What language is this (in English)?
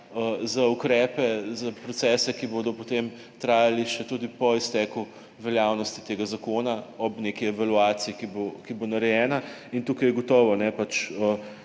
Slovenian